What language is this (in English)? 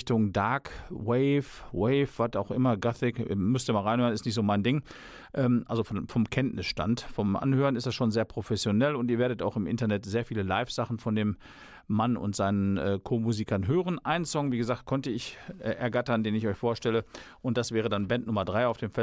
German